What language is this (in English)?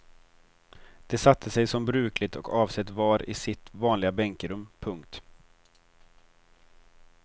Swedish